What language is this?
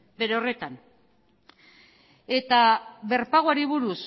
Basque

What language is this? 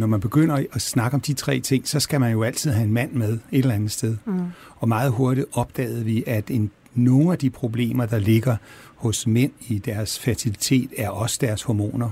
Danish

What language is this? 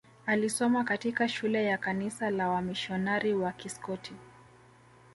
Swahili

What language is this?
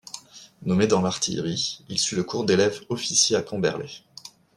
French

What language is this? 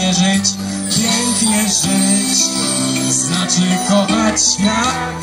Polish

